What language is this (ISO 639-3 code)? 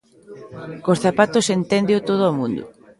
glg